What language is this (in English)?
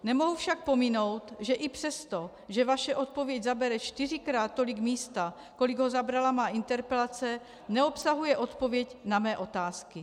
Czech